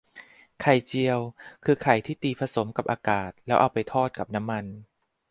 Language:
Thai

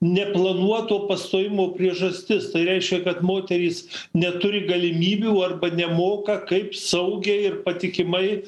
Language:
Lithuanian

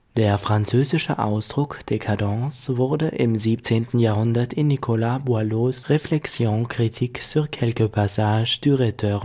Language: German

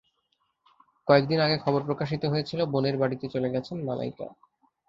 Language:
Bangla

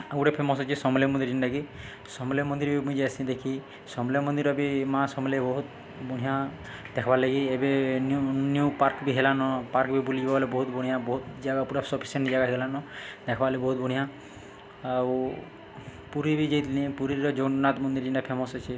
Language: Odia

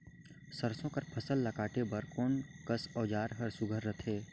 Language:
Chhattisgarhi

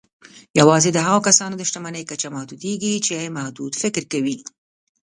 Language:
Pashto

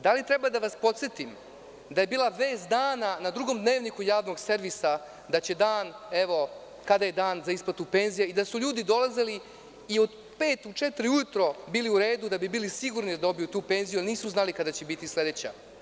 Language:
Serbian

